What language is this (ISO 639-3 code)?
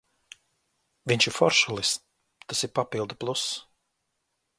lav